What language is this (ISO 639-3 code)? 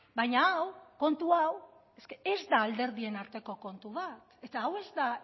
eus